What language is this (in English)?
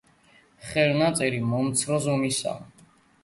Georgian